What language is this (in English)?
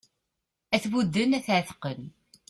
Kabyle